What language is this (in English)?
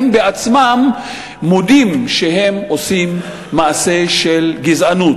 Hebrew